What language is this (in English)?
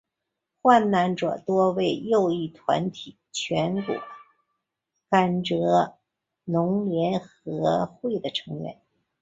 Chinese